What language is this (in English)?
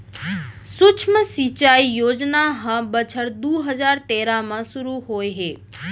Chhattisgarhi